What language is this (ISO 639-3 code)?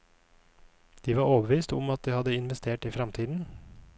nor